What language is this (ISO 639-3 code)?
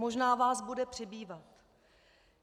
ces